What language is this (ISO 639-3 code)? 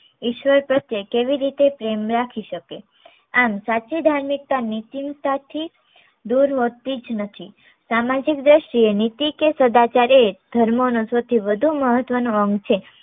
guj